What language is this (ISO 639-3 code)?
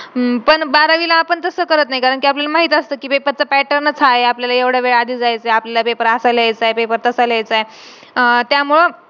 mar